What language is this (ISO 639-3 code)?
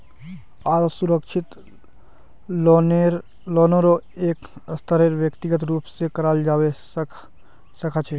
mag